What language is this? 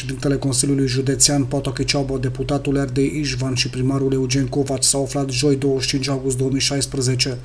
Romanian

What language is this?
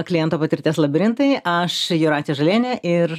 Lithuanian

